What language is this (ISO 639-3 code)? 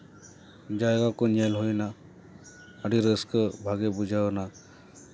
sat